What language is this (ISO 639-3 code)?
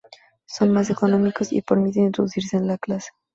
spa